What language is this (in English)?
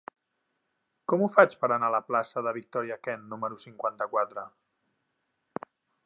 Catalan